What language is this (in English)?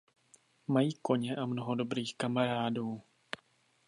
Czech